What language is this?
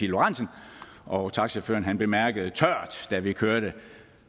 Danish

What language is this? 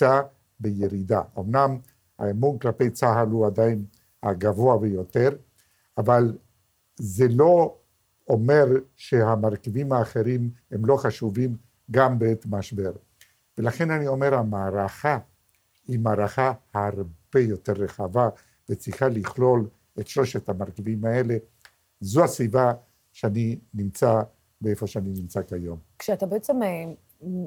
Hebrew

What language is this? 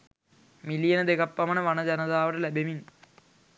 Sinhala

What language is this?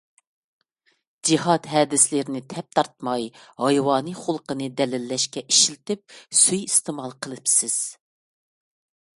Uyghur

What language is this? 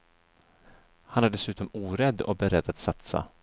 Swedish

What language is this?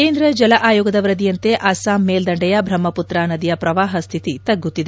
Kannada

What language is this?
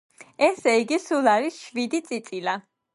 Georgian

